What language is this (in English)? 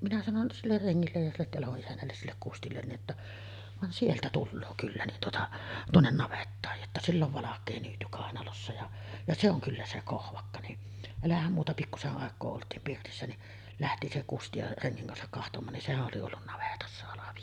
Finnish